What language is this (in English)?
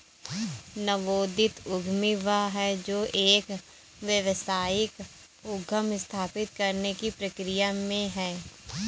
Hindi